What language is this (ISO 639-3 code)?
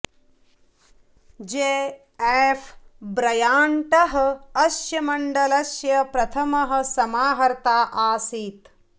san